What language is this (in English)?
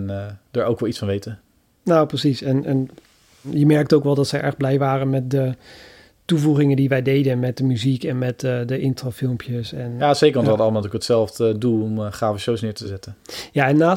Dutch